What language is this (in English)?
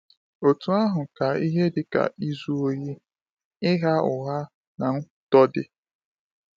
Igbo